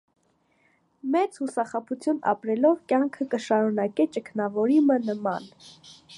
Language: Armenian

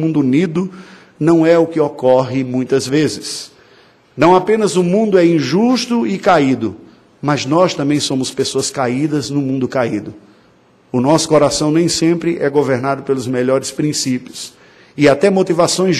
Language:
Portuguese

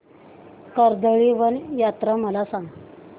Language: Marathi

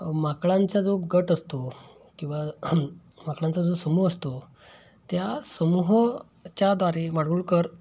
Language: Marathi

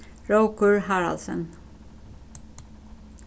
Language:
Faroese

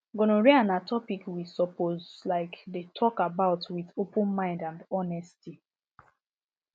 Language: Nigerian Pidgin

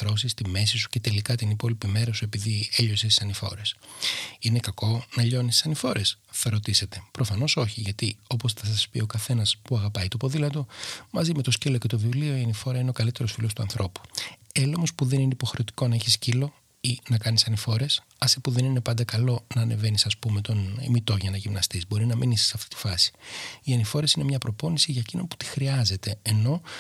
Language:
Greek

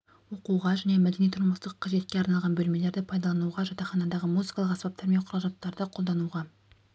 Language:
Kazakh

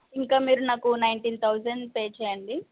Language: Telugu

